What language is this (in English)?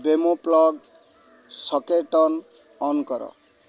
Odia